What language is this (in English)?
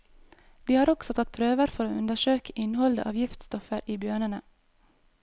Norwegian